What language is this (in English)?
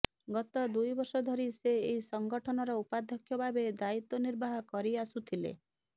Odia